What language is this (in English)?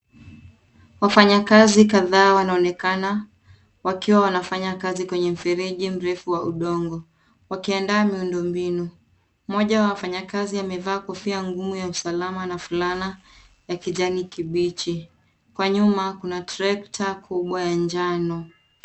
Swahili